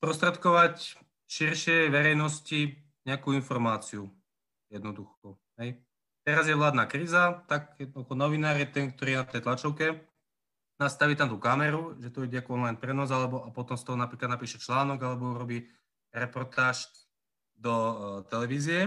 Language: Slovak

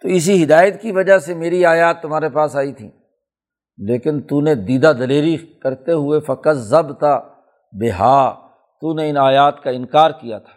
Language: Urdu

